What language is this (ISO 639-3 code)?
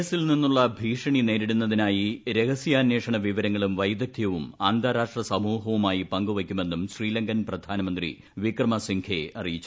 mal